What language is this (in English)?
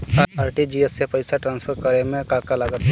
Bhojpuri